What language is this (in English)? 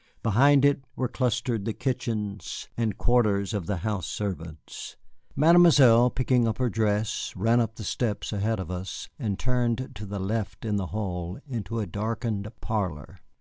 English